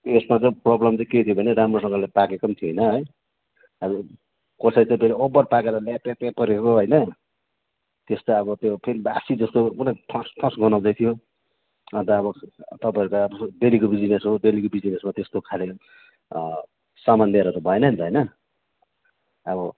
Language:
Nepali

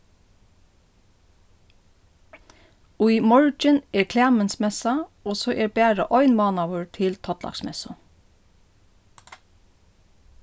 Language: Faroese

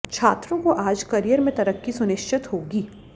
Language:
Hindi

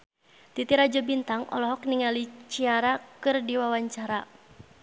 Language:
Sundanese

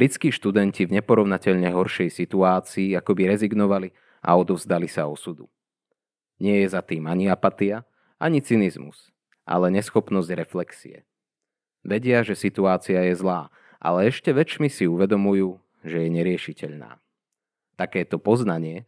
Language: Slovak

